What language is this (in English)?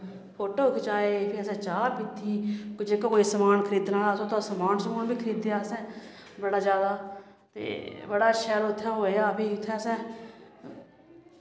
Dogri